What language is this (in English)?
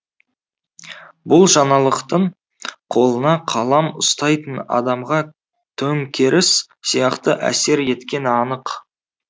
Kazakh